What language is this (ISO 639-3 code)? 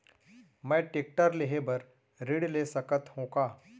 hne